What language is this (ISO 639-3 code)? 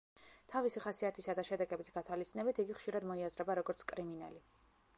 kat